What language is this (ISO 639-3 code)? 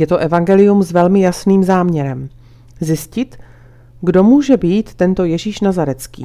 ces